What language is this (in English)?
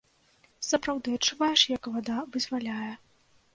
Belarusian